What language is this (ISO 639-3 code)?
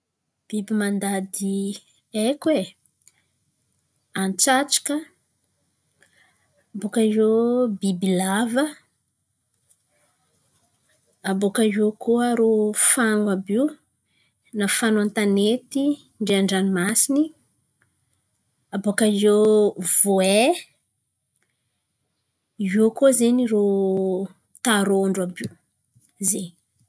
xmv